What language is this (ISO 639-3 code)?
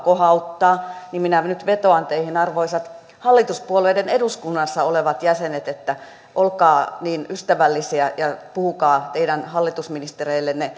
fin